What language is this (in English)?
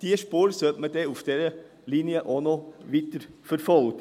Swiss German